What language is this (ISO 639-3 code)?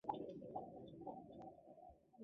zho